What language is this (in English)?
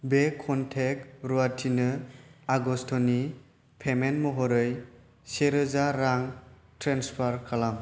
Bodo